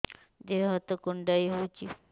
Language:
Odia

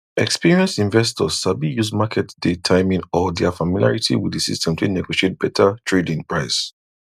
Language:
Nigerian Pidgin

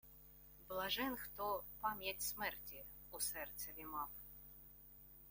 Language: Ukrainian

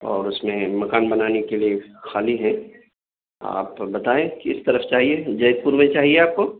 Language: Urdu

